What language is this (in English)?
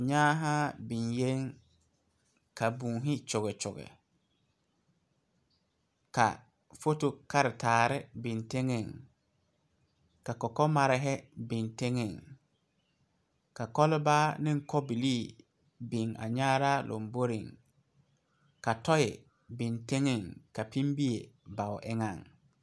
Southern Dagaare